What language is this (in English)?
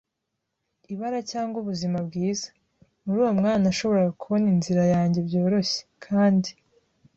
Kinyarwanda